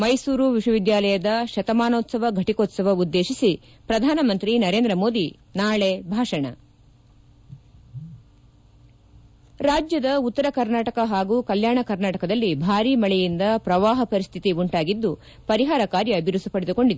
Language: Kannada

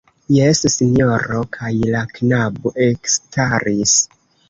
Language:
Esperanto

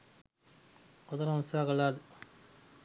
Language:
Sinhala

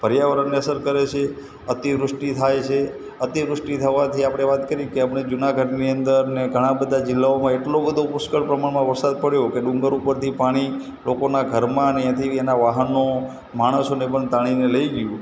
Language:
Gujarati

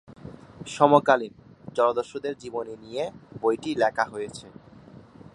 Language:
Bangla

